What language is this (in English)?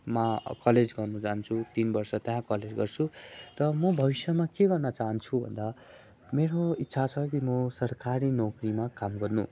Nepali